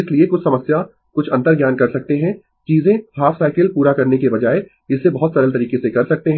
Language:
Hindi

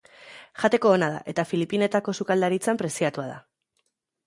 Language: Basque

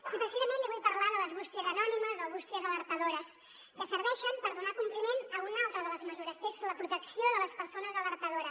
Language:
Catalan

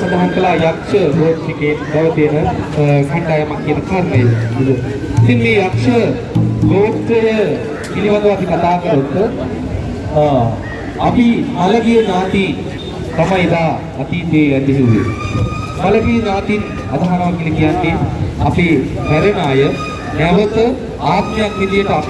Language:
Sinhala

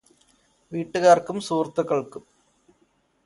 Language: Malayalam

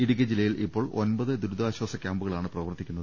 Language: Malayalam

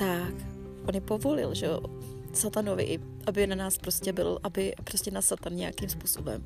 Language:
Czech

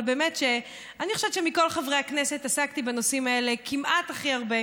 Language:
Hebrew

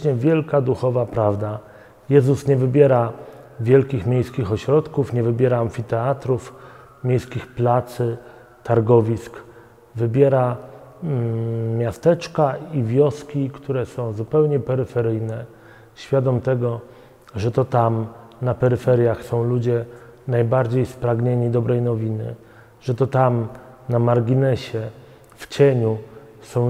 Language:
Polish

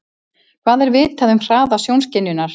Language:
Icelandic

